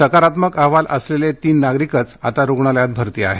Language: Marathi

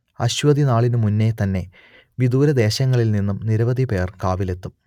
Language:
Malayalam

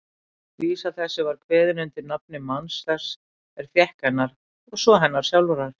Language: Icelandic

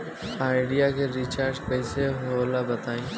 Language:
Bhojpuri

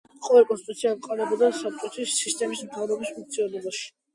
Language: Georgian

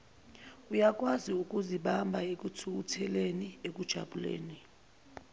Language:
Zulu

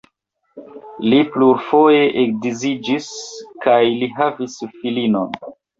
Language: Esperanto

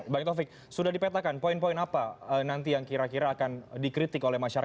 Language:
Indonesian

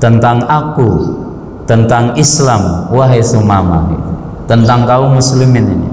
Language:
Indonesian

